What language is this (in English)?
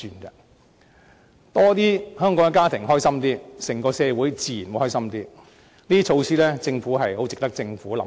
Cantonese